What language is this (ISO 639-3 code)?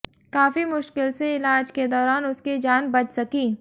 hin